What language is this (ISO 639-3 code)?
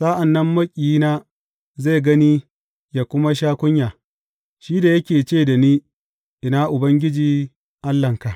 hau